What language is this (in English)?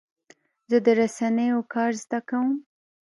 Pashto